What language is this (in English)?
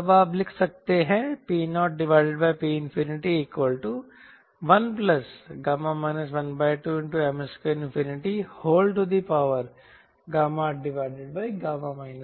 Hindi